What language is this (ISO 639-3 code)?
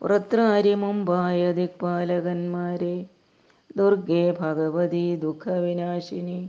mal